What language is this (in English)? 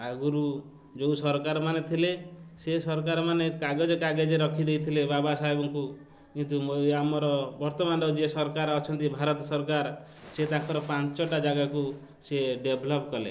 Odia